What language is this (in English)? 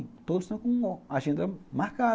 Portuguese